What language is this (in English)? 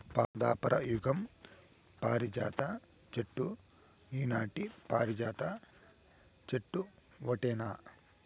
Telugu